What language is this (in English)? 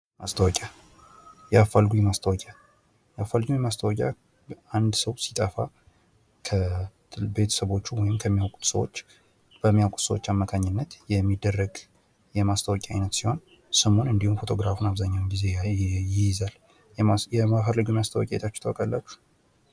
Amharic